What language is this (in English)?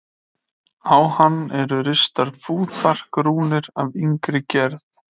Icelandic